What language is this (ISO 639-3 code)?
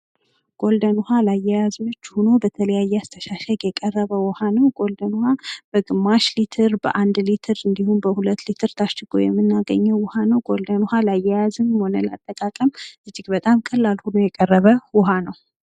amh